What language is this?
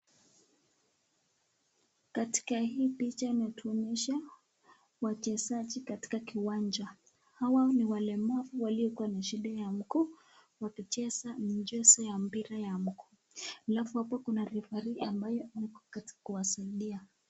Swahili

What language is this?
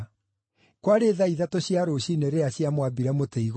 Kikuyu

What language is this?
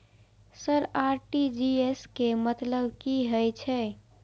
Maithili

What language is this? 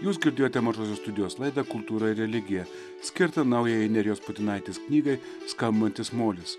Lithuanian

